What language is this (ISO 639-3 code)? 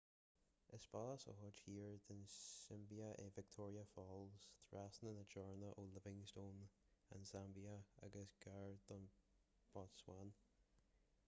gle